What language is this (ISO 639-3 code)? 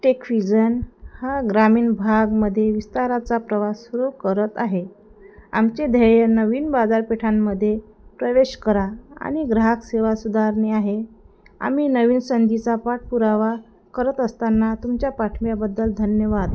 mar